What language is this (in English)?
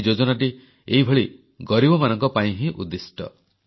Odia